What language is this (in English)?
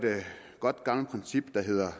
Danish